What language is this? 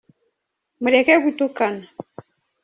Kinyarwanda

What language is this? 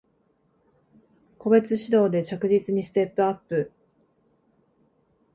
Japanese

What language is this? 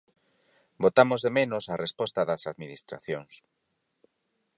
Galician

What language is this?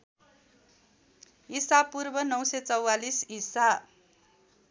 Nepali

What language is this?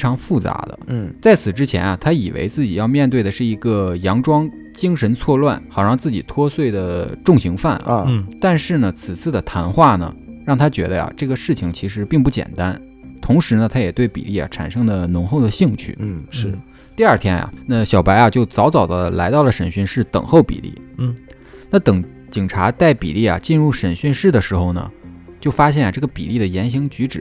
Chinese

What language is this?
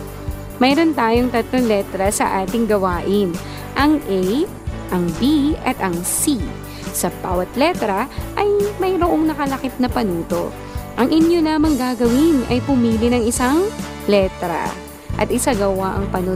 Filipino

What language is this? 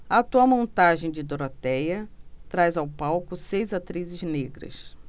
Portuguese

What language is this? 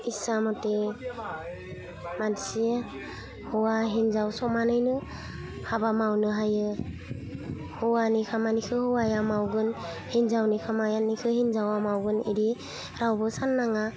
Bodo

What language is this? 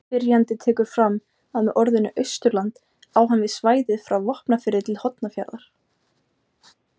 Icelandic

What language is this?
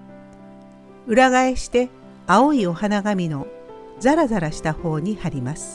Japanese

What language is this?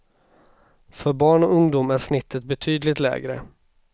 Swedish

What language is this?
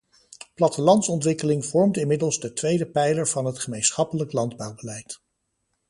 Dutch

